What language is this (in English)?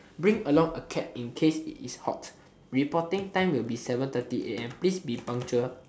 English